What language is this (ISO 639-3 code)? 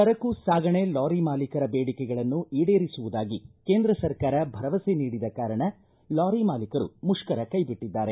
kan